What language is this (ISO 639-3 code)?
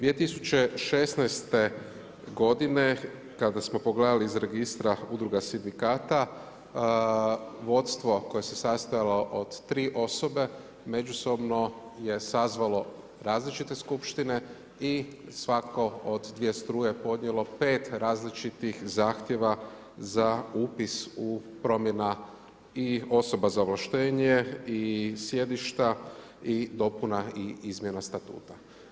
hrv